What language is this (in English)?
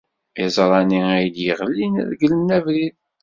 Kabyle